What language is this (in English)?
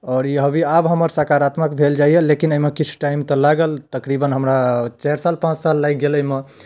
Maithili